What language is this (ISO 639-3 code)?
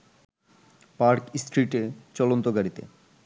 ben